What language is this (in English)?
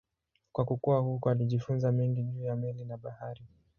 Swahili